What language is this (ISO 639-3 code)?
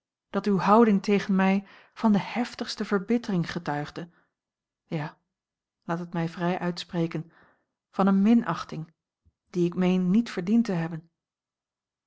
nld